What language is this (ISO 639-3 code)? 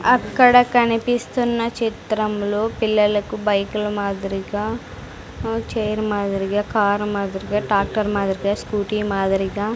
tel